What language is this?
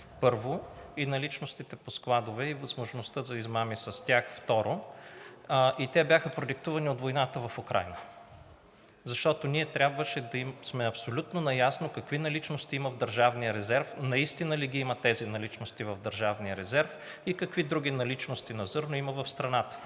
Bulgarian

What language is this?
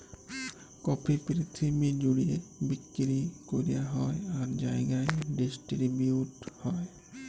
Bangla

